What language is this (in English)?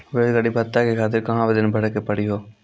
Maithili